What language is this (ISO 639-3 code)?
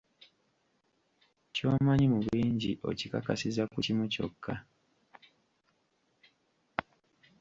lug